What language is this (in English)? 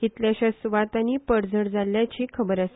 Konkani